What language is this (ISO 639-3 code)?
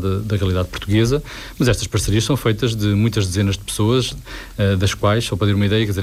por